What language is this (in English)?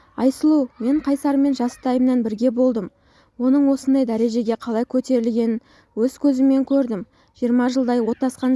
Turkish